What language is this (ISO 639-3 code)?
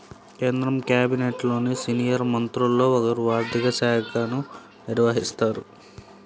tel